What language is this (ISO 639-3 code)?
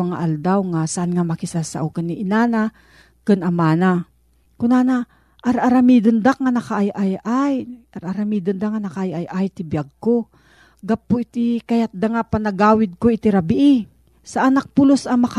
fil